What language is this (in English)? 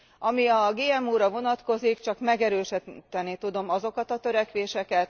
Hungarian